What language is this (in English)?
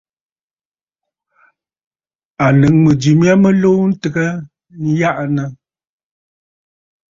Bafut